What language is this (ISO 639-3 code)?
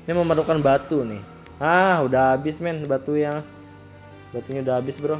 ind